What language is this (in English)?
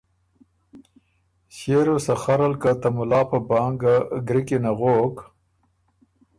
Ormuri